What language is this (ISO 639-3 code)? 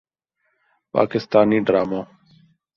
urd